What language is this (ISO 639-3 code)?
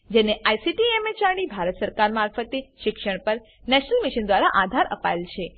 guj